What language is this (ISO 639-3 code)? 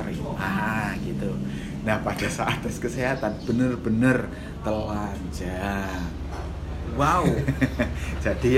ind